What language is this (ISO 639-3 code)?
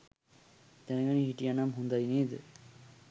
sin